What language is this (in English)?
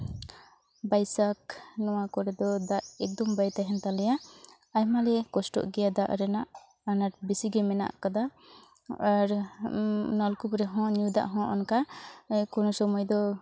Santali